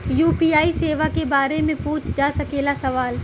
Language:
Bhojpuri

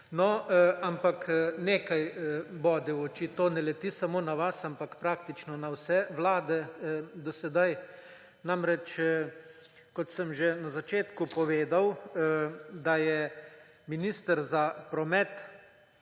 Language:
Slovenian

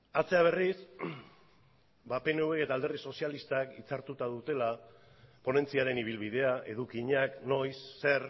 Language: Basque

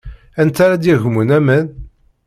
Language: Kabyle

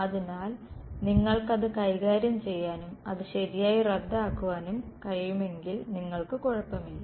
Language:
Malayalam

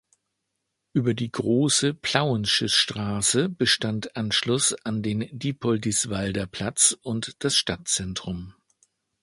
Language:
German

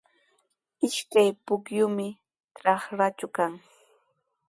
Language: Sihuas Ancash Quechua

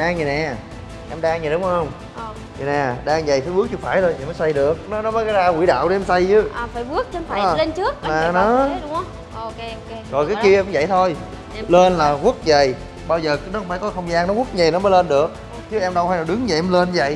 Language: Vietnamese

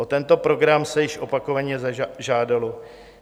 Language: Czech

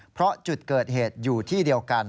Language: Thai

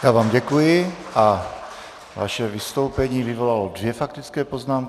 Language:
Czech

